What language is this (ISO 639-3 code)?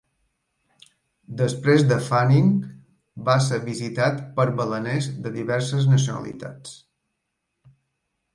cat